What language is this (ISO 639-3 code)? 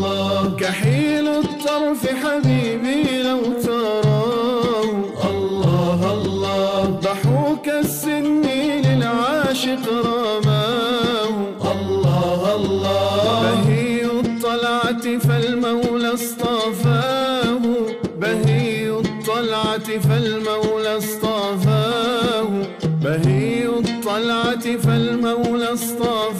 ara